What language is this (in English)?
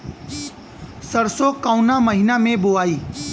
Bhojpuri